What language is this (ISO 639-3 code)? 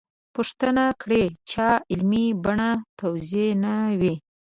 pus